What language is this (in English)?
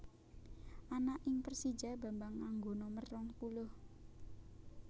Javanese